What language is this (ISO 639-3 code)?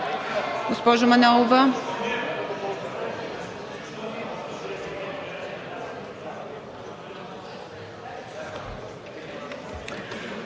bul